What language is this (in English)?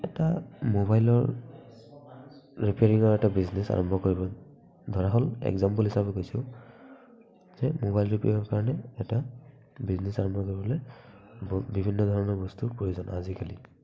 Assamese